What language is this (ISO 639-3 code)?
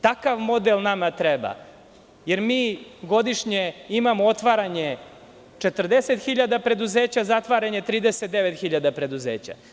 srp